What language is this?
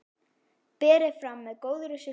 Icelandic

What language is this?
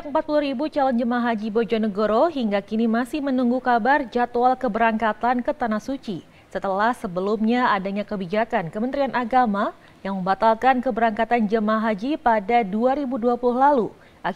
Indonesian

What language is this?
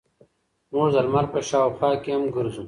Pashto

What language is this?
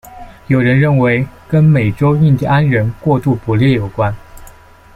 Chinese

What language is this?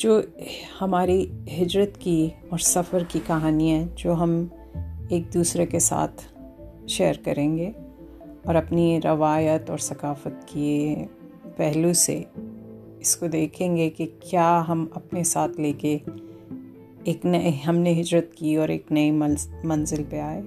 Urdu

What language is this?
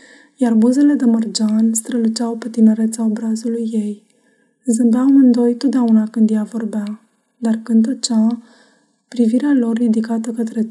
Romanian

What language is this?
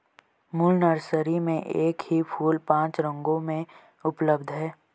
Hindi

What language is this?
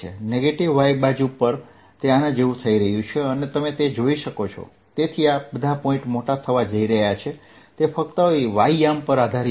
Gujarati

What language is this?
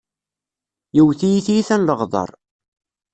Kabyle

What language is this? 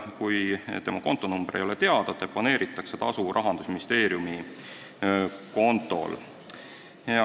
Estonian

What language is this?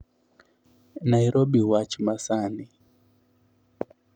Luo (Kenya and Tanzania)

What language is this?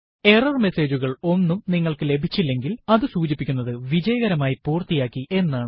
Malayalam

